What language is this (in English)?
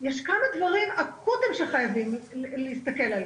Hebrew